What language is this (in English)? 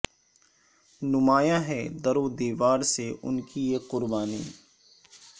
Urdu